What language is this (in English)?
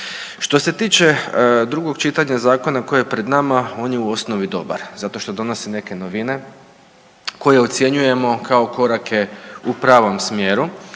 Croatian